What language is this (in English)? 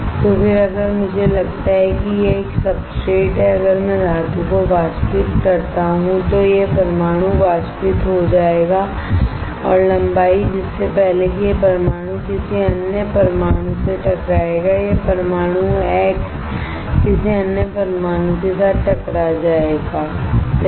Hindi